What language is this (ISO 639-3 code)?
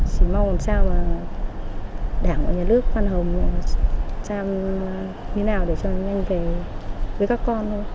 vie